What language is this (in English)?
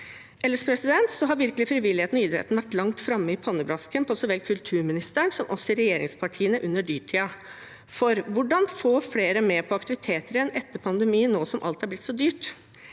Norwegian